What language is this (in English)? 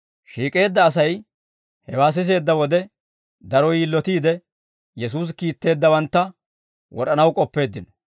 Dawro